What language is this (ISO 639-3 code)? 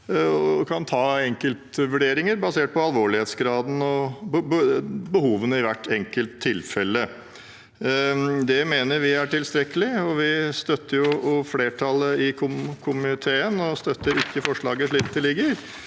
nor